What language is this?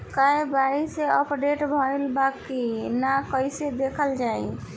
Bhojpuri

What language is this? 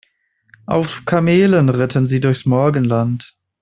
German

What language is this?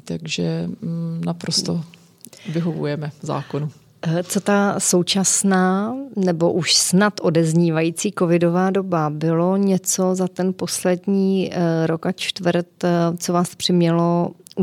Czech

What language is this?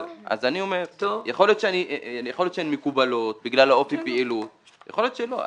Hebrew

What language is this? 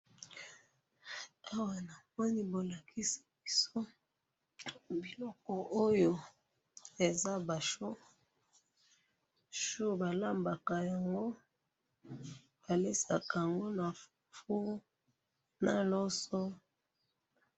Lingala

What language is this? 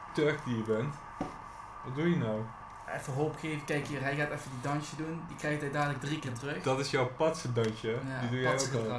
Dutch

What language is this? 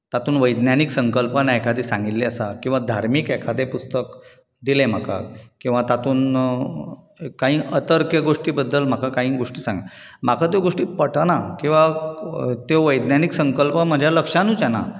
Konkani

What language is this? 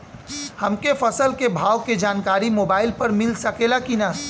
Bhojpuri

